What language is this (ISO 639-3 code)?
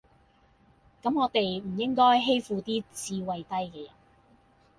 yue